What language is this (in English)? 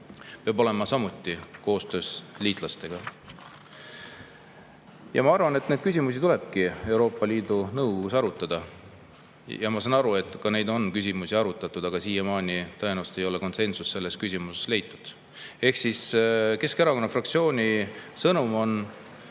Estonian